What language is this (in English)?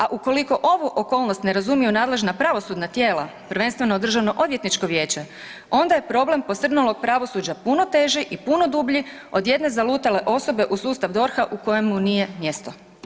Croatian